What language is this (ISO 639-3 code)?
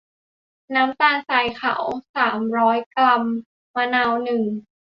tha